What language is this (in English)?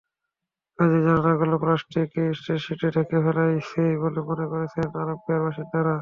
Bangla